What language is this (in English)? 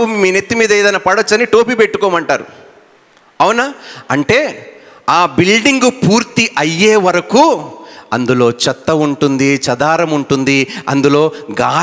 Telugu